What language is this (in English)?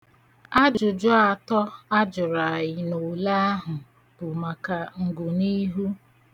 Igbo